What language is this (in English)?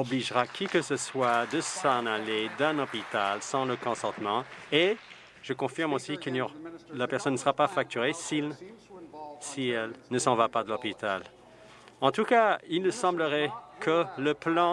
French